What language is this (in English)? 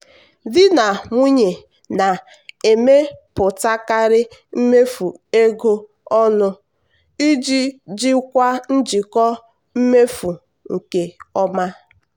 Igbo